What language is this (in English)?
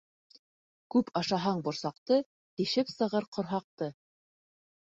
Bashkir